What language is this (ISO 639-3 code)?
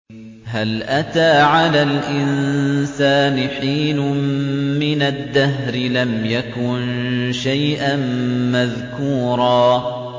ara